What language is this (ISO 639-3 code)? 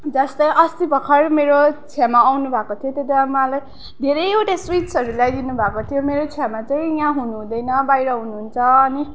nep